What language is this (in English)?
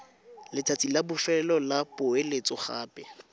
Tswana